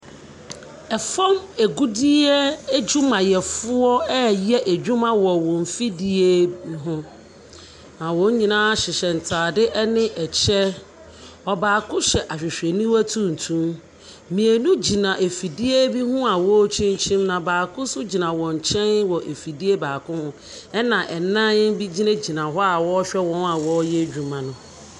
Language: Akan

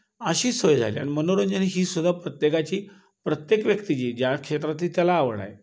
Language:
Marathi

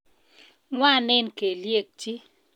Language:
Kalenjin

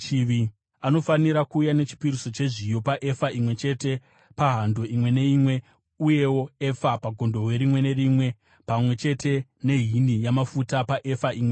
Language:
Shona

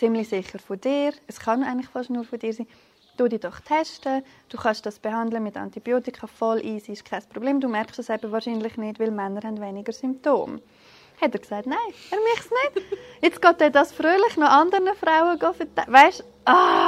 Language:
German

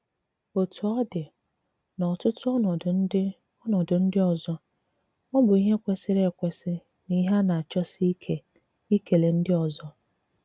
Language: Igbo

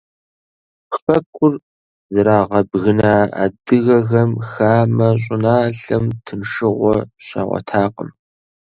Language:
Kabardian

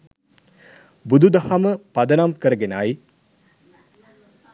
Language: Sinhala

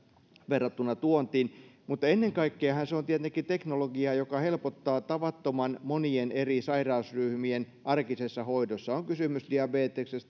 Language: Finnish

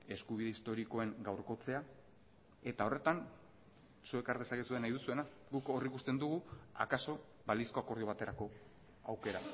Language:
Basque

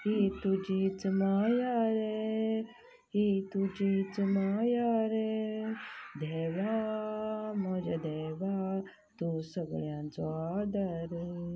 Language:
Konkani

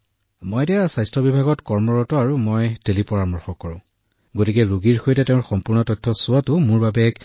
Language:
Assamese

